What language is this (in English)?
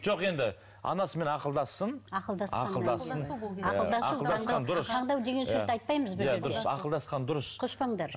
Kazakh